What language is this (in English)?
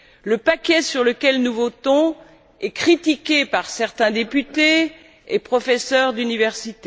French